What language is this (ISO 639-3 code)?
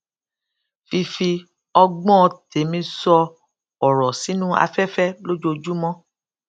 yor